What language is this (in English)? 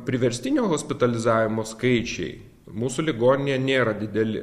Lithuanian